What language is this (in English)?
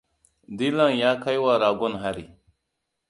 Hausa